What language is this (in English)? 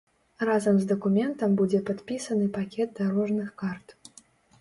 Belarusian